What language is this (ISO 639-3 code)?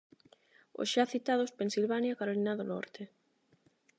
glg